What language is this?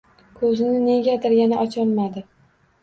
Uzbek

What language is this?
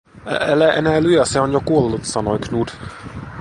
Finnish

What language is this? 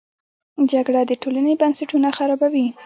Pashto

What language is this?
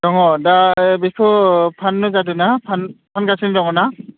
Bodo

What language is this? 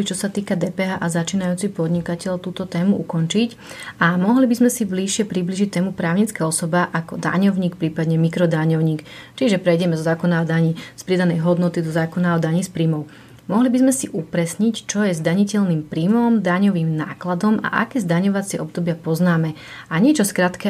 Slovak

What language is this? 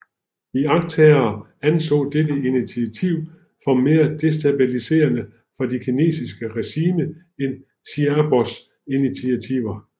Danish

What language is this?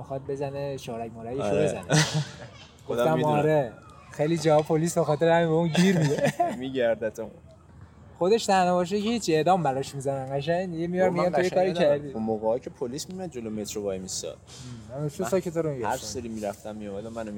Persian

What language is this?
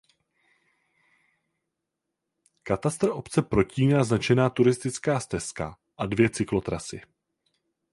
Czech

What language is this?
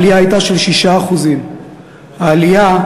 Hebrew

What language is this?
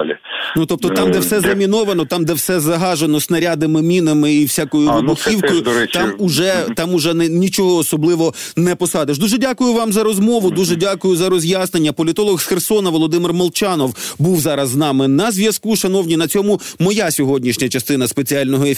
Ukrainian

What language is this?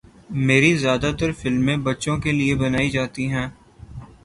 Urdu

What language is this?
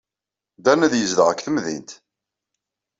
Kabyle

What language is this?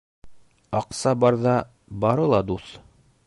Bashkir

